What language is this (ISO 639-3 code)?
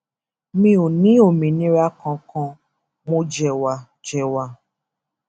yor